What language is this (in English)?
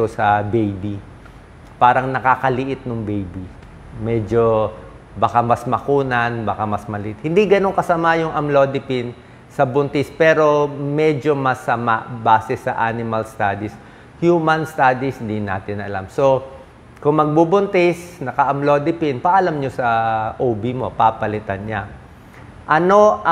Filipino